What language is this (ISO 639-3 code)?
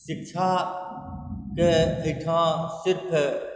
mai